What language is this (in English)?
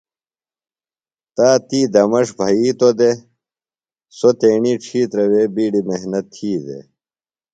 Phalura